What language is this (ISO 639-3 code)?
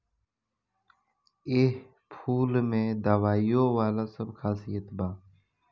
bho